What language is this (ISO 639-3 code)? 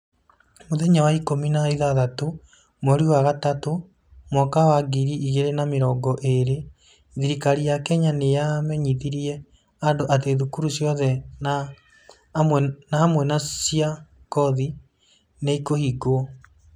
kik